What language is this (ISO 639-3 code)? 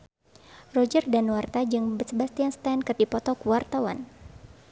sun